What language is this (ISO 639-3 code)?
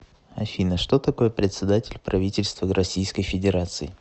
rus